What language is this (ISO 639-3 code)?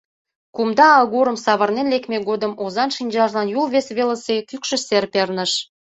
chm